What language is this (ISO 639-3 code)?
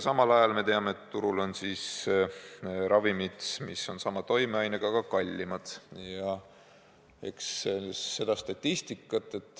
est